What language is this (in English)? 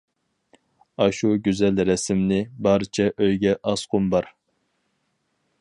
Uyghur